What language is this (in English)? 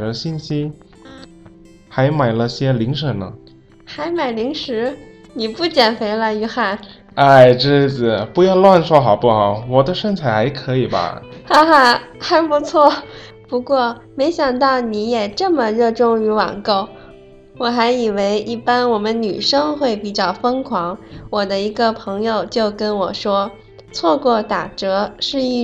Chinese